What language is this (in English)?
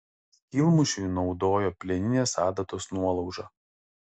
Lithuanian